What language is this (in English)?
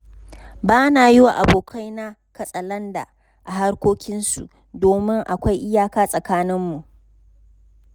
Hausa